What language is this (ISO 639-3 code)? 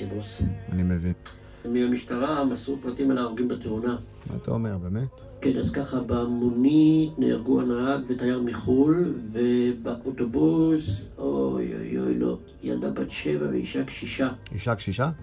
heb